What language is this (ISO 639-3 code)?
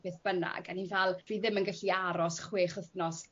cym